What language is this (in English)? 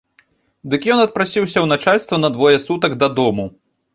Belarusian